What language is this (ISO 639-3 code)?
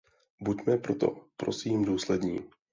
ces